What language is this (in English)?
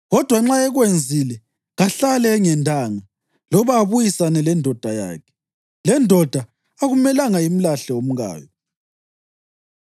North Ndebele